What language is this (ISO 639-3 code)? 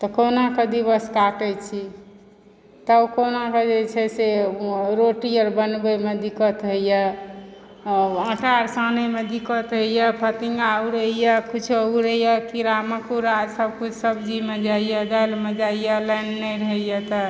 mai